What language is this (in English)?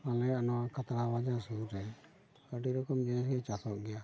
Santali